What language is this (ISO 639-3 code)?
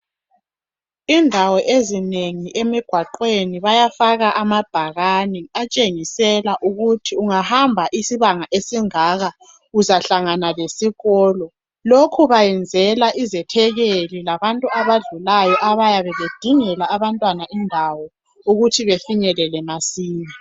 nde